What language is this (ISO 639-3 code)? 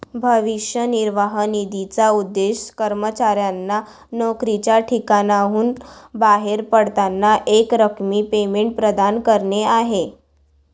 mar